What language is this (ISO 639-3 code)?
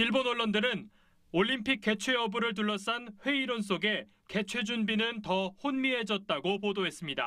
kor